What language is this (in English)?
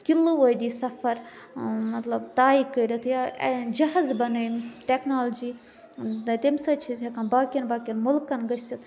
Kashmiri